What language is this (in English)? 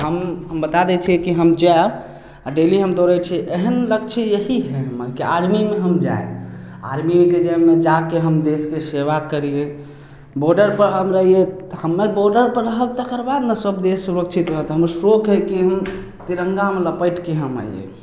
Maithili